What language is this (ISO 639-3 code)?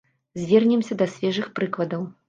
bel